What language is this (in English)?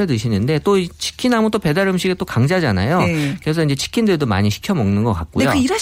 Korean